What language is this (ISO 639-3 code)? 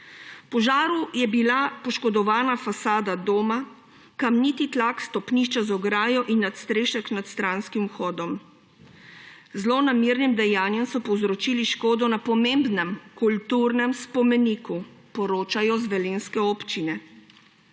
slv